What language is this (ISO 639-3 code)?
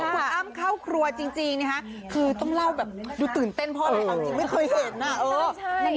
tha